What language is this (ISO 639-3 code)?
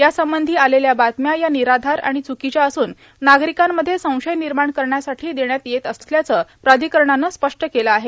mar